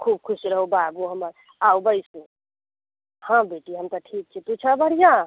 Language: Maithili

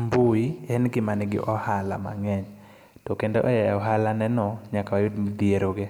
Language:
Luo (Kenya and Tanzania)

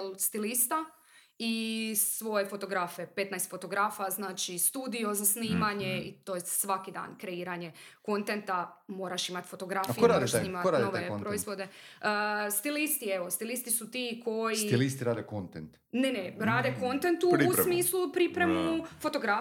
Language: Croatian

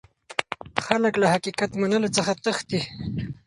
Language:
Pashto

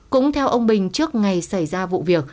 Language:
Vietnamese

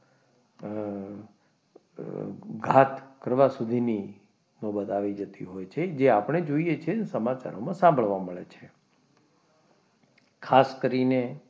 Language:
Gujarati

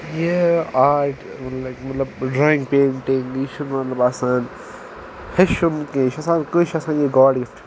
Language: Kashmiri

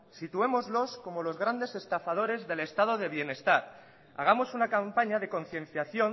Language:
Spanish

